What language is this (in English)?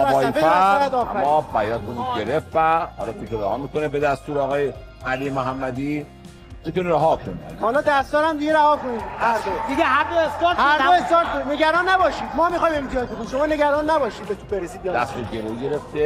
Persian